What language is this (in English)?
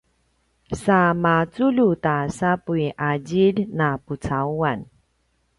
Paiwan